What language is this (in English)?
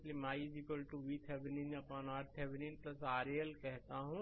Hindi